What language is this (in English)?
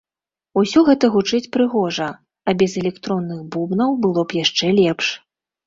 Belarusian